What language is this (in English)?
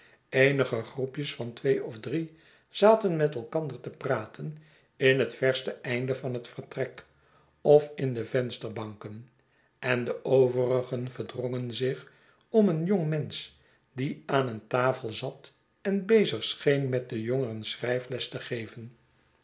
Dutch